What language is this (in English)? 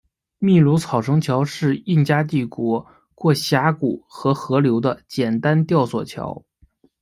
Chinese